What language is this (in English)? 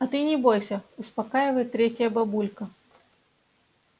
Russian